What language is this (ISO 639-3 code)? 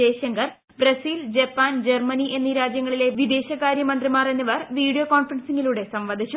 mal